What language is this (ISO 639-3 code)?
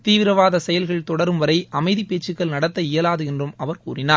tam